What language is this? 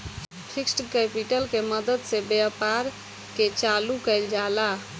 Bhojpuri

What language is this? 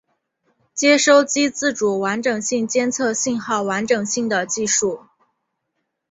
Chinese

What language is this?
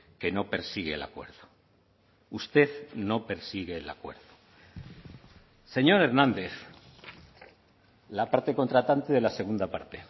Spanish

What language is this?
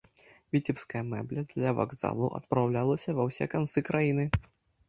Belarusian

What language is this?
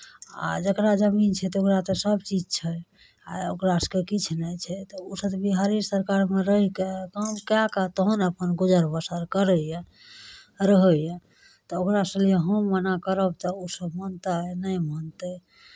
Maithili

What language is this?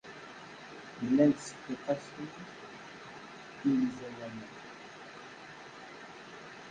Kabyle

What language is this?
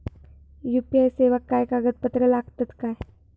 Marathi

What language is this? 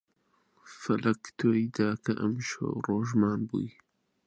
Central Kurdish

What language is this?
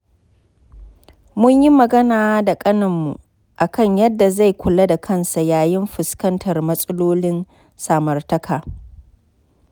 Hausa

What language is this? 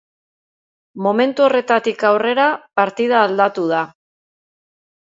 Basque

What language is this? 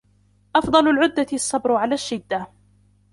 Arabic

